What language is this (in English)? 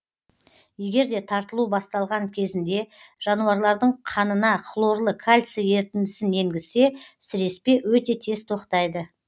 Kazakh